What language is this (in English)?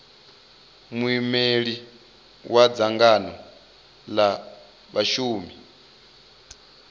Venda